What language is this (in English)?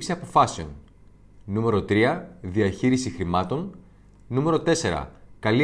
Greek